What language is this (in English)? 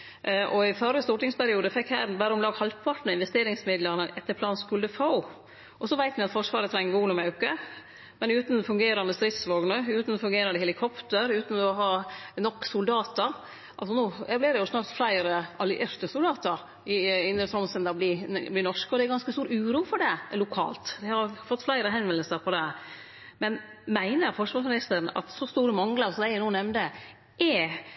Norwegian Nynorsk